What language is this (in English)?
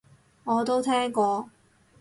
Cantonese